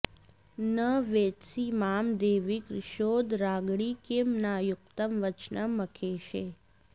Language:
Sanskrit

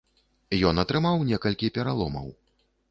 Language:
Belarusian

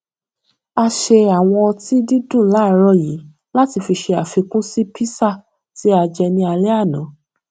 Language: Yoruba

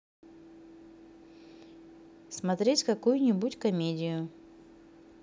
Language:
Russian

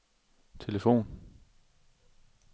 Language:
Danish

